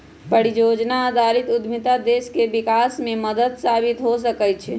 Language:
Magahi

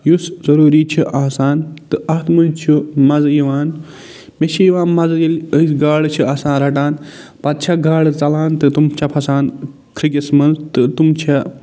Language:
Kashmiri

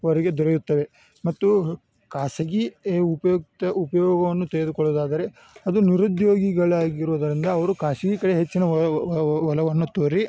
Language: Kannada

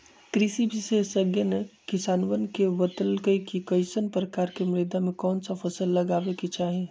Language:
Magahi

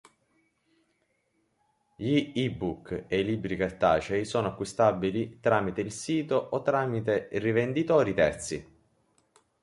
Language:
Italian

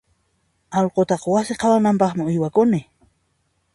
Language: Puno Quechua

